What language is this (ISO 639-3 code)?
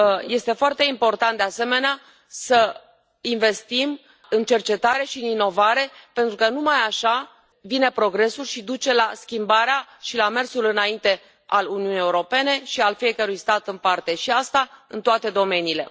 ron